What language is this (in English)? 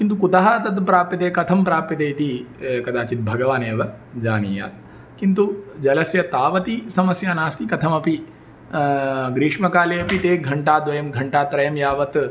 Sanskrit